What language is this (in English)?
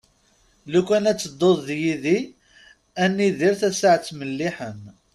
Kabyle